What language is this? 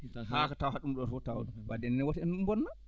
Fula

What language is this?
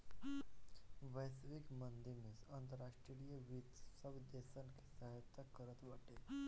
Bhojpuri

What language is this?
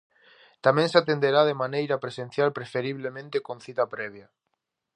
Galician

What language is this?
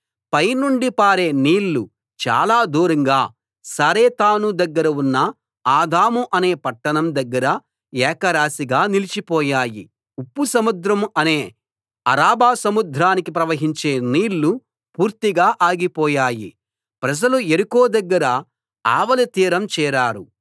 Telugu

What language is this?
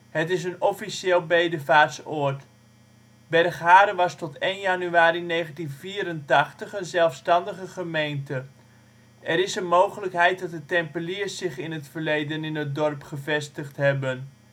Dutch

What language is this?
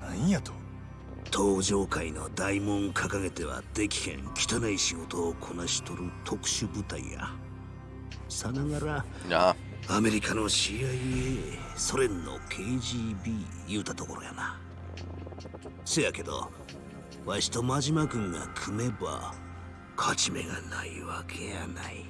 Japanese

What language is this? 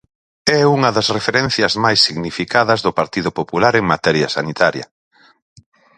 Galician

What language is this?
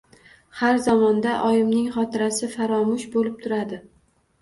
Uzbek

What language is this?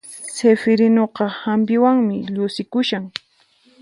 Puno Quechua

